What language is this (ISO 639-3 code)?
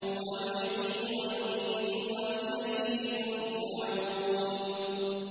ara